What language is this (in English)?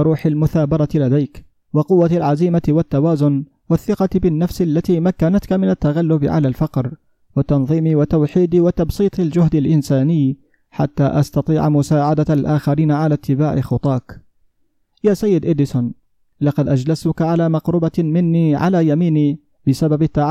Arabic